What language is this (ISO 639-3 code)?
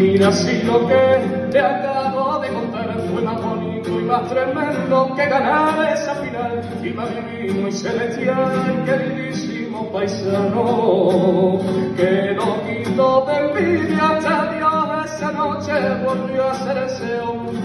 ara